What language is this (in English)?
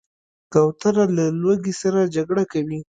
Pashto